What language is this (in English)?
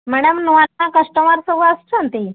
Odia